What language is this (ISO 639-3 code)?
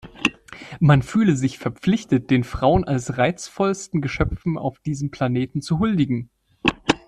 deu